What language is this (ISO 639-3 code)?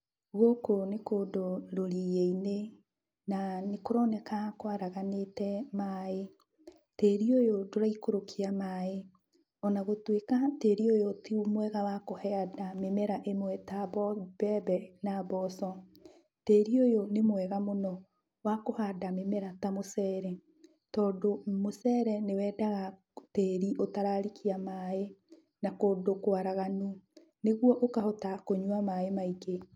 kik